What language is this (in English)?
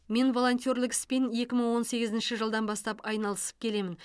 Kazakh